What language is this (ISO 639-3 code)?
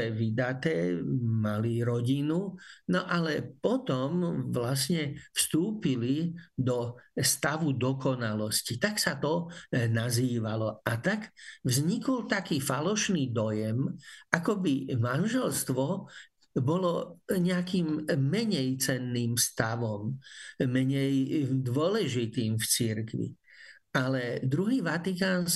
slk